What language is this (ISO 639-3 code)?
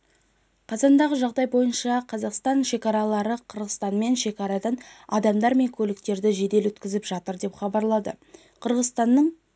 kaz